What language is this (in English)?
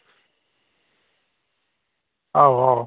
Dogri